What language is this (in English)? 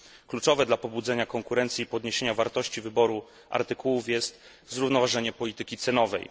Polish